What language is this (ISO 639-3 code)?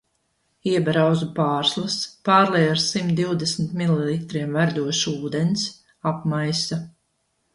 lav